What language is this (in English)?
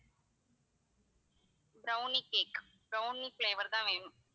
Tamil